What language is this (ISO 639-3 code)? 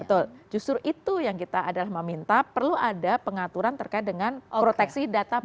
ind